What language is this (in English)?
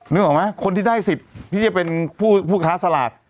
Thai